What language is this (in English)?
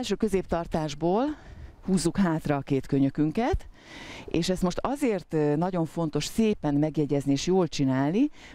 Hungarian